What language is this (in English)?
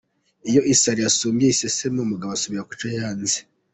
Kinyarwanda